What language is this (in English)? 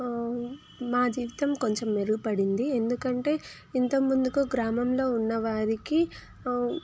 Telugu